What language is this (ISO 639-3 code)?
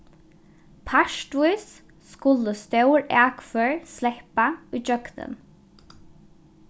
fao